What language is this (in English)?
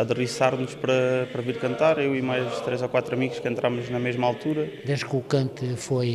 Portuguese